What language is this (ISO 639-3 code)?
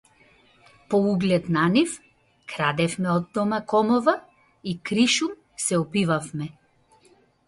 mkd